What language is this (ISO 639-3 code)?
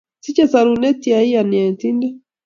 kln